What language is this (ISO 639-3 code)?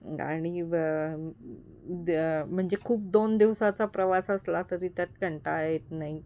mar